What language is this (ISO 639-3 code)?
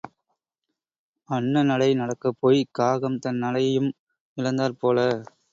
tam